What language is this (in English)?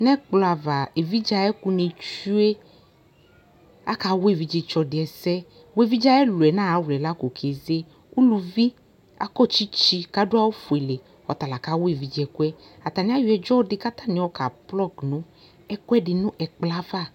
Ikposo